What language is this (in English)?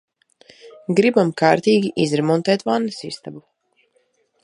Latvian